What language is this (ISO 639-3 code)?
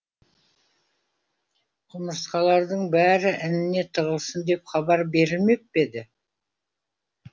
kaz